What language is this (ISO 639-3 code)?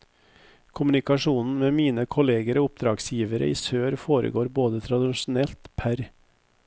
nor